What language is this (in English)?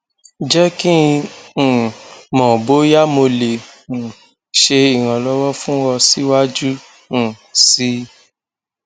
Yoruba